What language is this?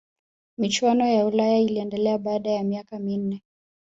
Swahili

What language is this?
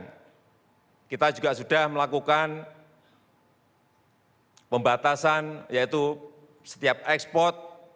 Indonesian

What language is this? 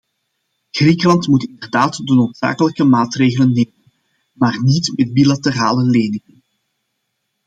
Dutch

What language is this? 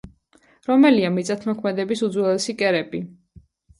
Georgian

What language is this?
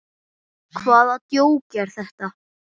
Icelandic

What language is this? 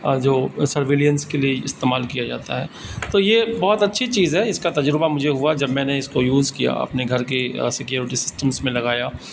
Urdu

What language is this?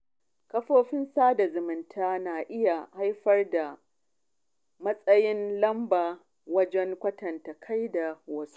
Hausa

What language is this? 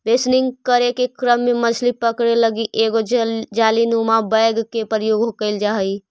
Magahi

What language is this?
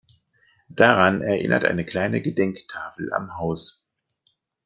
German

